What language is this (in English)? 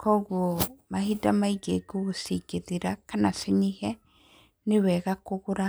Kikuyu